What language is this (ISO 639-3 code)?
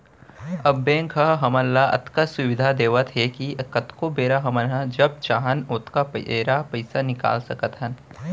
hne